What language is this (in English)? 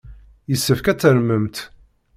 Kabyle